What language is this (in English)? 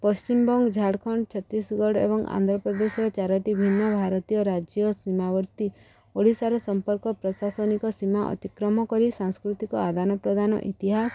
Odia